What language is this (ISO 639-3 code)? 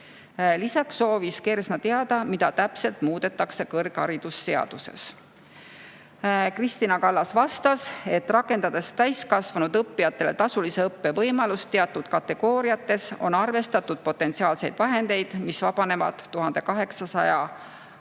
est